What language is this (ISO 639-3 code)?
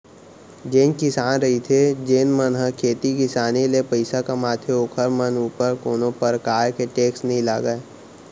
hne